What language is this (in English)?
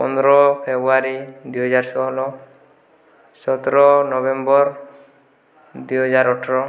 Odia